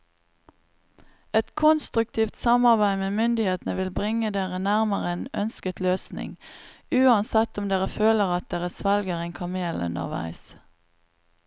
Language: Norwegian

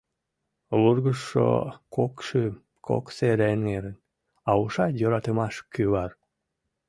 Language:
Mari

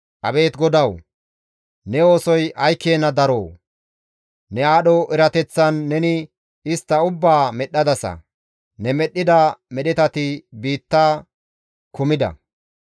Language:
Gamo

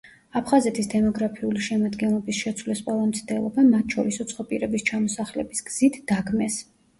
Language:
Georgian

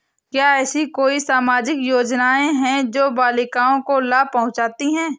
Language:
Hindi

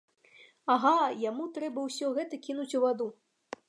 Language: Belarusian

